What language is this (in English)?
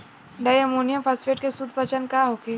Bhojpuri